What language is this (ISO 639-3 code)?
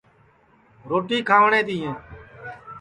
ssi